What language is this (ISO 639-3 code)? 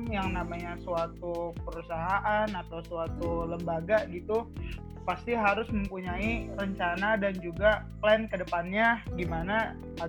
ind